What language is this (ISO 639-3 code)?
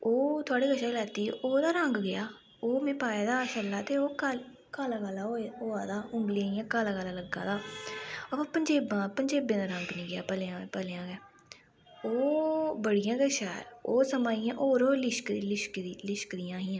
doi